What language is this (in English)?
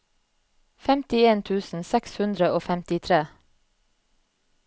Norwegian